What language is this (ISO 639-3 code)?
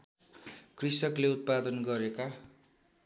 nep